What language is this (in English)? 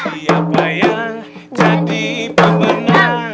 Indonesian